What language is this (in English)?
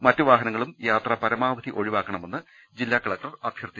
Malayalam